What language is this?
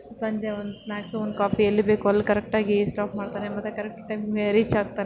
Kannada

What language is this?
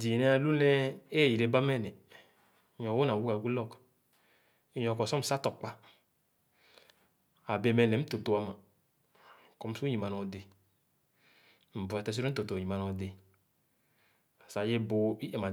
Khana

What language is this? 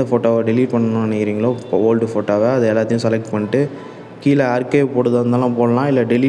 Korean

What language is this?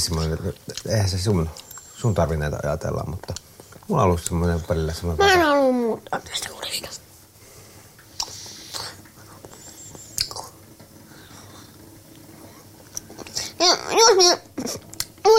Finnish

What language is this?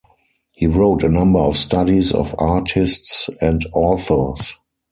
English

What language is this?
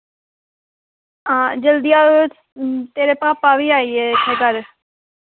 Dogri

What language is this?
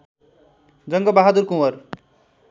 Nepali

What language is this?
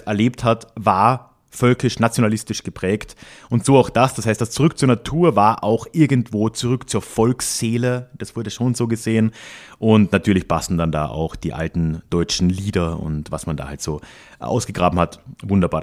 German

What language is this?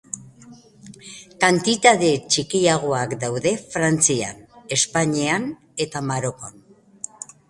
Basque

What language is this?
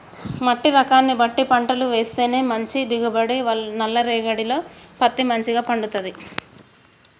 Telugu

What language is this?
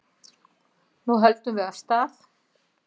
Icelandic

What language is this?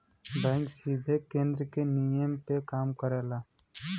Bhojpuri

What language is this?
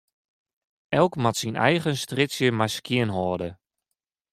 Western Frisian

